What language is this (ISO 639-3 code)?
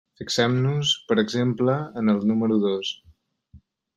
cat